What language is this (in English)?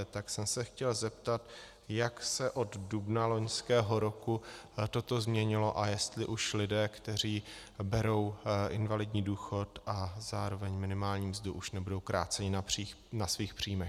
Czech